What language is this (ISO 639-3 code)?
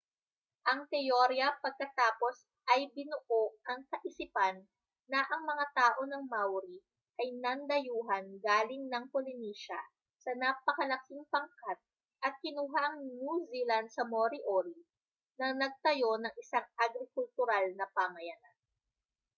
fil